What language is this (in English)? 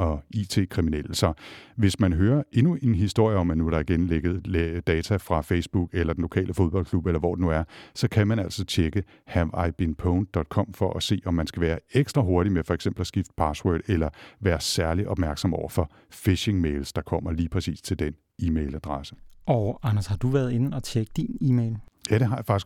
Danish